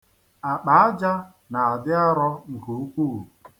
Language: Igbo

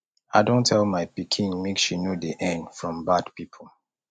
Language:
Nigerian Pidgin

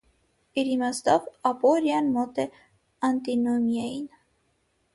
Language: Armenian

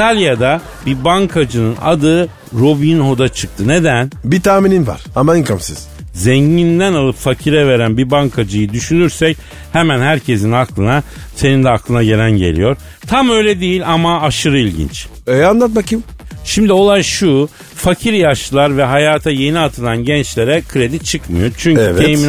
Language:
Turkish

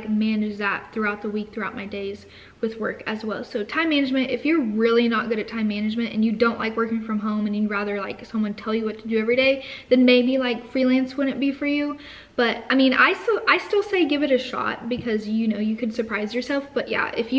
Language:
English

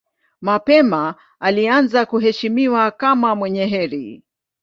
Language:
Swahili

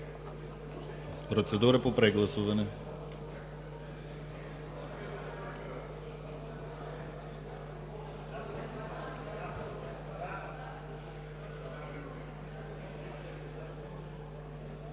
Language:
Bulgarian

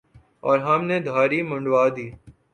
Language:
Urdu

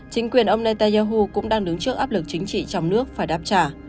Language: Vietnamese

